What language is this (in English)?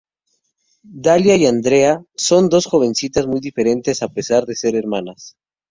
Spanish